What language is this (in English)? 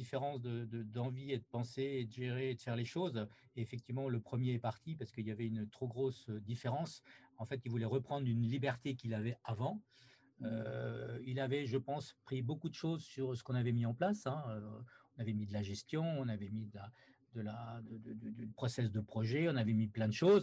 French